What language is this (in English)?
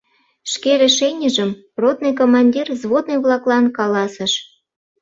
Mari